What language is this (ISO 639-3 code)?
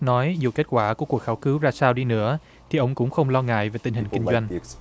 vie